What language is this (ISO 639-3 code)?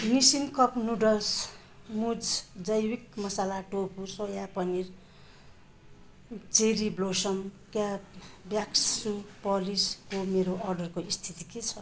nep